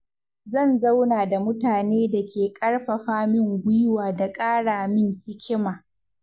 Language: Hausa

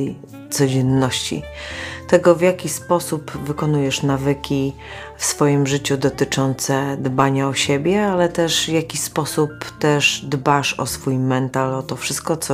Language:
Polish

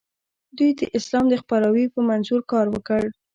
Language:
Pashto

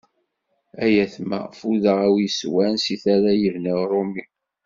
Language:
Kabyle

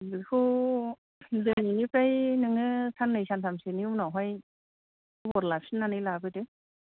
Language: Bodo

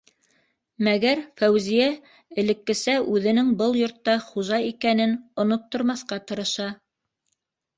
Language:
Bashkir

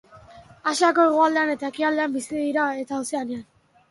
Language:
Basque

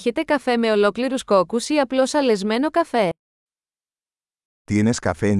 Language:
Greek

